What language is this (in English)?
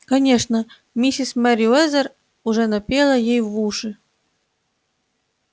Russian